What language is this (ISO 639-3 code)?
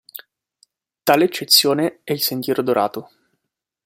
ita